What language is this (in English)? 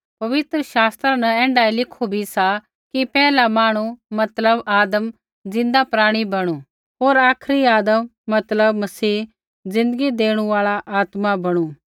Kullu Pahari